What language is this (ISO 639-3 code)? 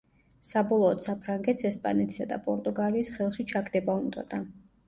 kat